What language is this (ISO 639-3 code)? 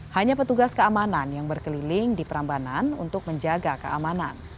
ind